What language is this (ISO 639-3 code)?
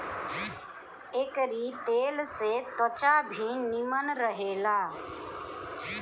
bho